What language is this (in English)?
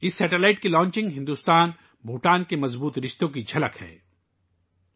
Urdu